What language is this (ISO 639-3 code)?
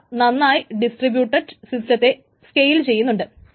mal